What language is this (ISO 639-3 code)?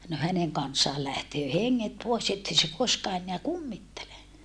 fin